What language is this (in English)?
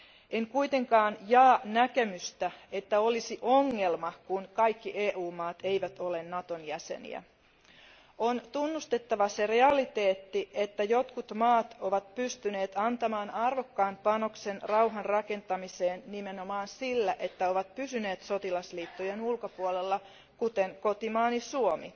Finnish